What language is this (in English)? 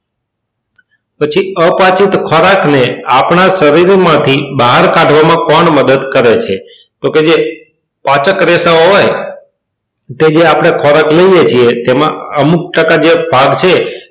Gujarati